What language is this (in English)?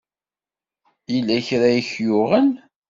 Kabyle